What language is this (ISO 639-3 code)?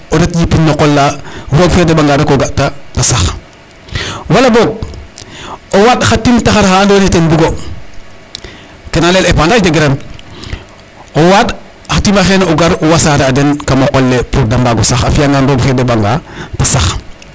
srr